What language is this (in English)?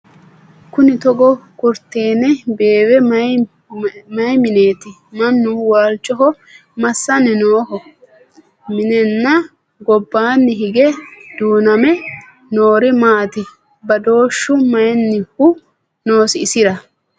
Sidamo